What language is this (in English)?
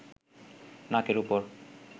Bangla